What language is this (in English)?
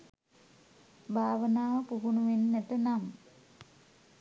Sinhala